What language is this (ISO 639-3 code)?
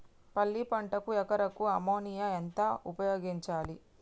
tel